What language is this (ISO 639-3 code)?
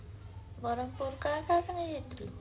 ori